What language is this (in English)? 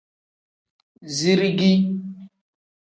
Tem